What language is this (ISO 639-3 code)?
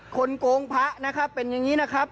tha